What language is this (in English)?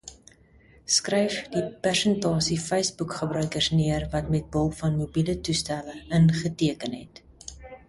Afrikaans